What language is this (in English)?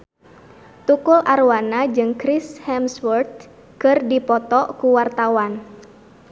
Sundanese